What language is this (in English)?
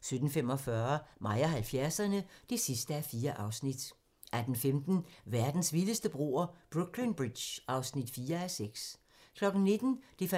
Danish